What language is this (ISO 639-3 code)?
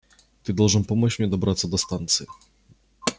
rus